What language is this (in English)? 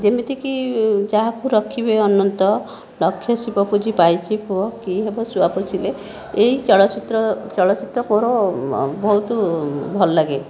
Odia